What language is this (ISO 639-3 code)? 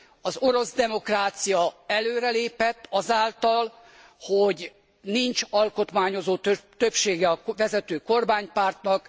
hun